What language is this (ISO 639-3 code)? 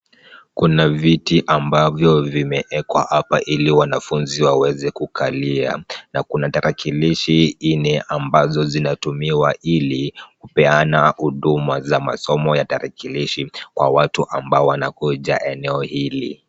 swa